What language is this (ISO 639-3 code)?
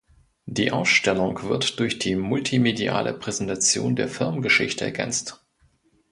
deu